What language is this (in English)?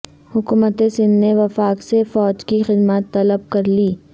Urdu